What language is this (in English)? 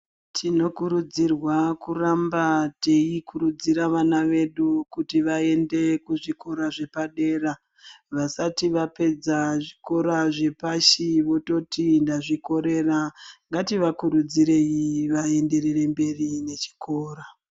Ndau